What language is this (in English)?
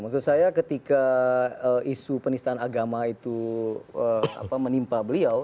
Indonesian